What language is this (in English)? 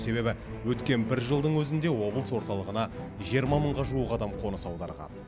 Kazakh